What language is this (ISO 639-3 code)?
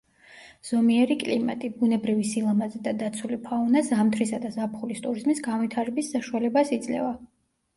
kat